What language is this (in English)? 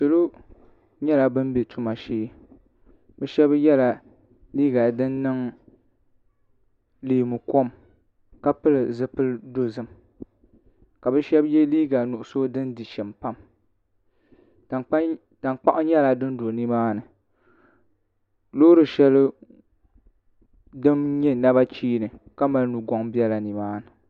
Dagbani